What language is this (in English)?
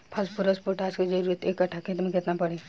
Bhojpuri